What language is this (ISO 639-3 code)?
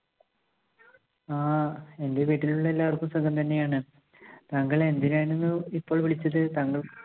mal